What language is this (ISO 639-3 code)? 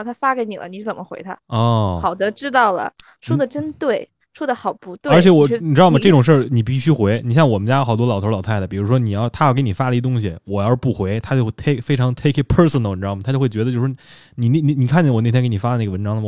zho